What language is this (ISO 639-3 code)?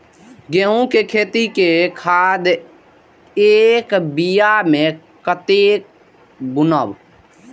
mai